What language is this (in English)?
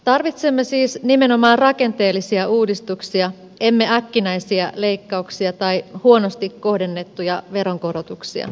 Finnish